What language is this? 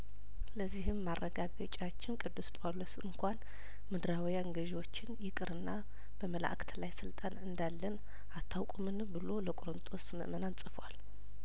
Amharic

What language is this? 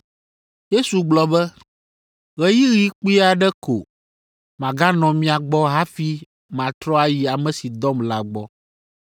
Ewe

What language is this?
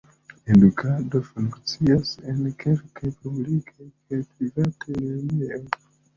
Esperanto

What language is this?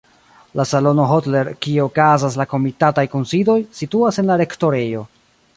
Esperanto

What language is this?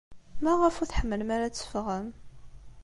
Kabyle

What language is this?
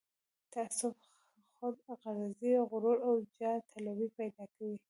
Pashto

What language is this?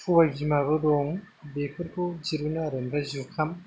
Bodo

